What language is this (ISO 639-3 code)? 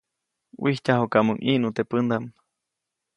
zoc